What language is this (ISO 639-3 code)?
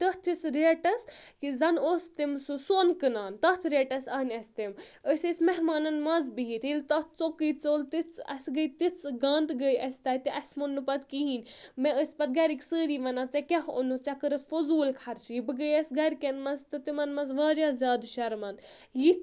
kas